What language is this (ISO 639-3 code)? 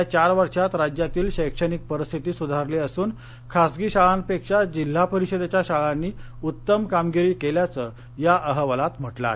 mar